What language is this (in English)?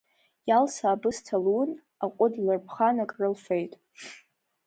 Abkhazian